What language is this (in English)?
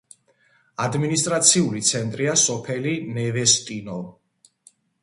Georgian